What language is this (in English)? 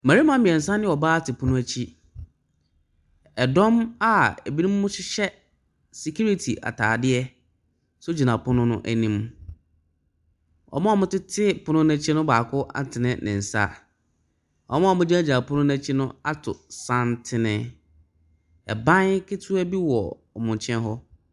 Akan